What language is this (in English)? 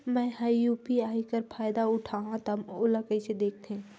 Chhattisgarhi